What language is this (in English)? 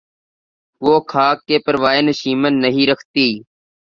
Urdu